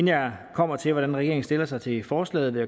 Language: Danish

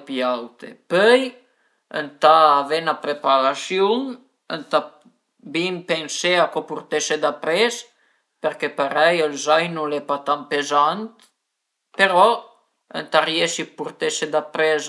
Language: Piedmontese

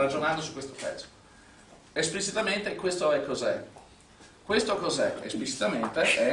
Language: Italian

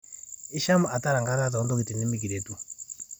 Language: Masai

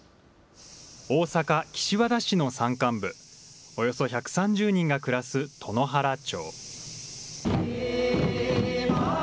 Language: Japanese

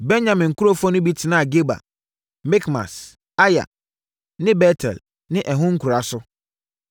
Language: Akan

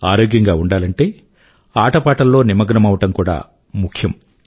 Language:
Telugu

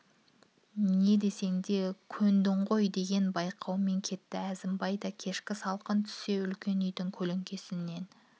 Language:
Kazakh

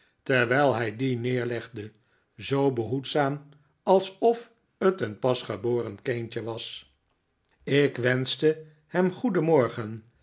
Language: Dutch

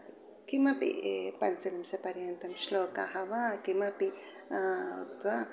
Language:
Sanskrit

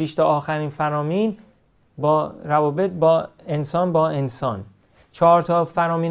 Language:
Persian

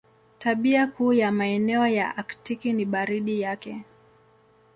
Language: Swahili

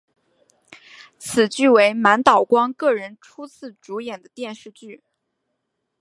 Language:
Chinese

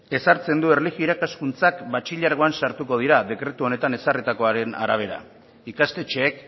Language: Basque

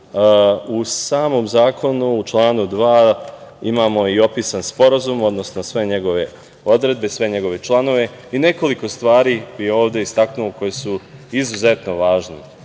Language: Serbian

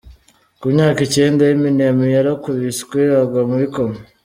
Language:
Kinyarwanda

